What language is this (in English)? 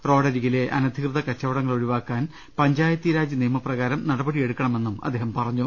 Malayalam